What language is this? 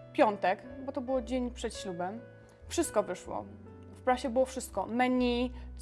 Polish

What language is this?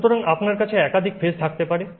Bangla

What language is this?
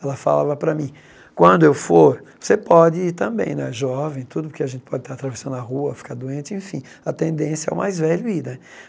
Portuguese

